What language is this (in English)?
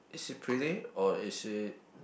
English